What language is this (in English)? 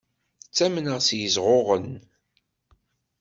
Kabyle